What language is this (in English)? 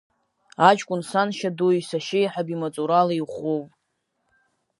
Abkhazian